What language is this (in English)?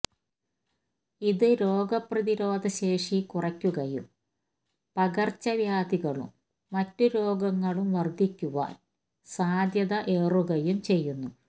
Malayalam